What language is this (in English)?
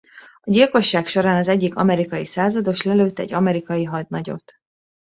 Hungarian